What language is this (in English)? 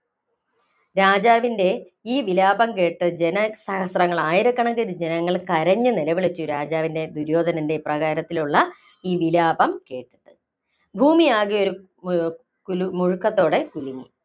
Malayalam